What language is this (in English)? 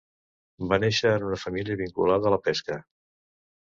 Catalan